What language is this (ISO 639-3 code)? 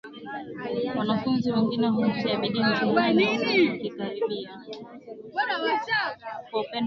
swa